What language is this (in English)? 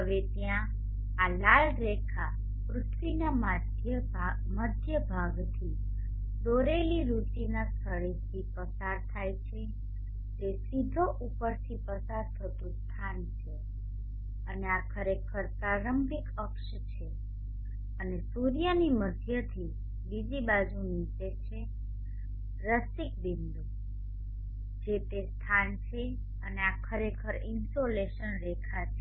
Gujarati